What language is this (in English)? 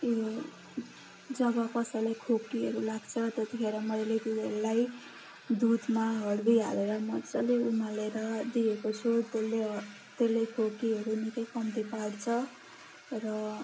Nepali